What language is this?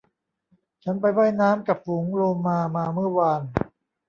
Thai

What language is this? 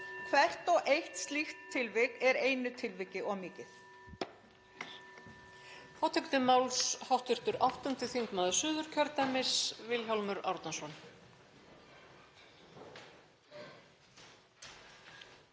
Icelandic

